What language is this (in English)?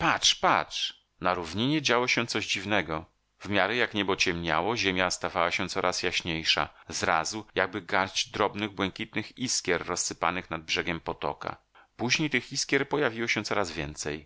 Polish